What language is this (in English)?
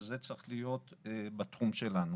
Hebrew